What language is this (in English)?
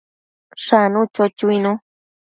Matsés